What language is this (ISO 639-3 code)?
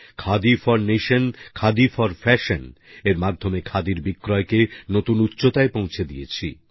ben